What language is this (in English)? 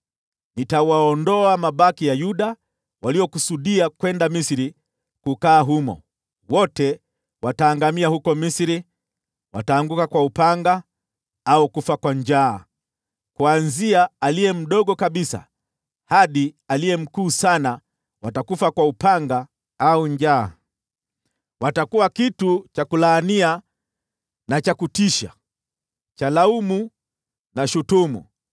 Swahili